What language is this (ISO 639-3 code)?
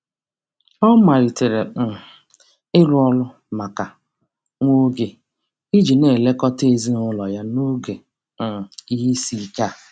ibo